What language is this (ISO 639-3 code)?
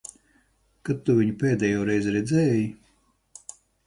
lav